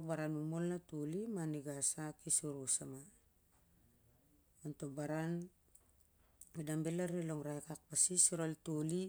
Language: Siar-Lak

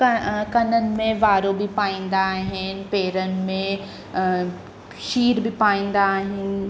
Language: Sindhi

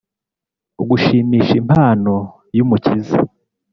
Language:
Kinyarwanda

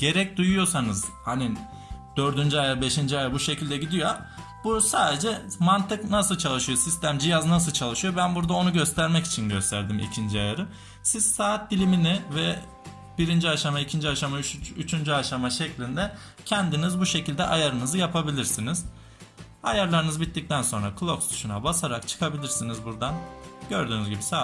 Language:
Turkish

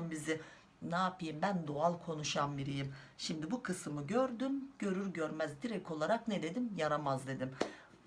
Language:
Turkish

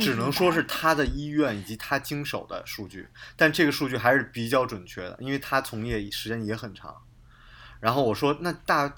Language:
Chinese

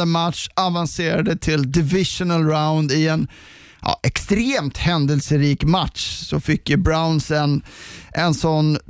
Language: Swedish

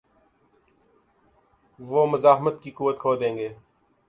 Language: Urdu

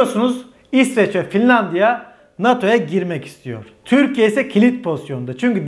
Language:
Turkish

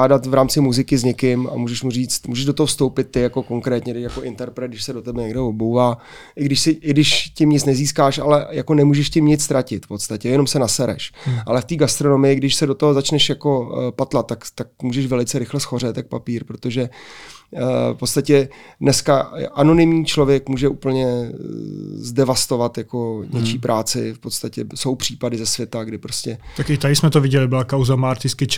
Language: Czech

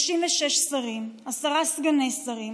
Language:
Hebrew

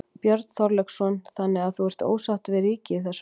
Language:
Icelandic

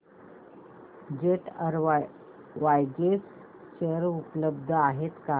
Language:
Marathi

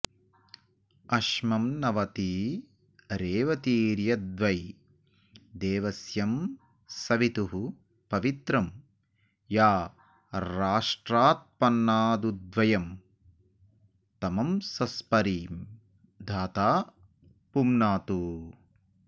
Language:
Sanskrit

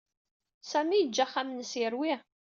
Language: Kabyle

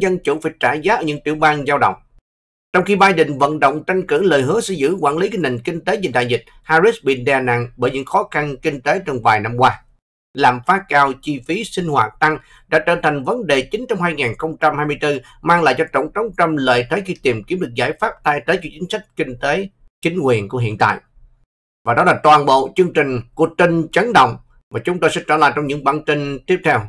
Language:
Vietnamese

